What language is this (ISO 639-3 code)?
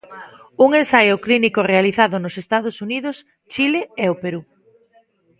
glg